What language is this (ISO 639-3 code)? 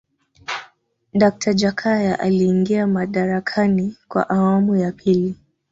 swa